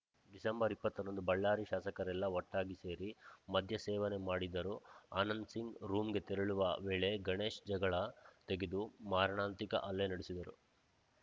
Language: Kannada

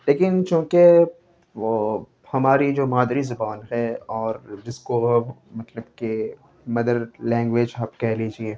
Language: Urdu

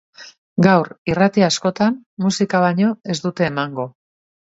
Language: Basque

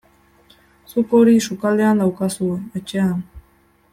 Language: Basque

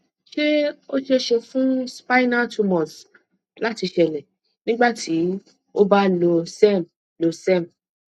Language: Yoruba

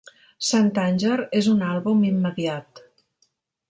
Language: Catalan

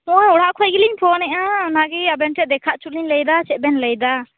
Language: Santali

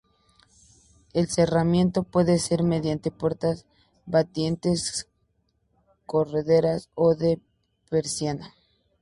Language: Spanish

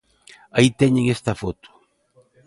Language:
Galician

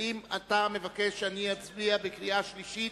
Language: Hebrew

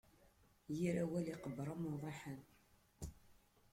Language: Kabyle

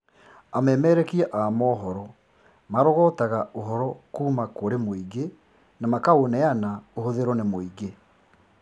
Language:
Kikuyu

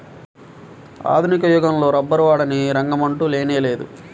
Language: Telugu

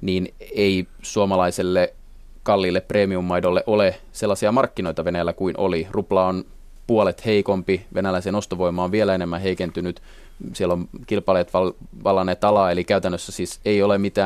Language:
Finnish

